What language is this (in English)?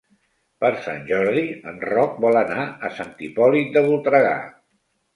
Catalan